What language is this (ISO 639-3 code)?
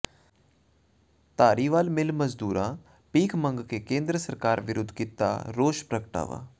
pan